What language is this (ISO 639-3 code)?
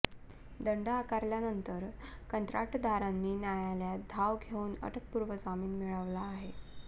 mar